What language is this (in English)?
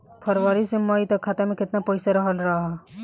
Bhojpuri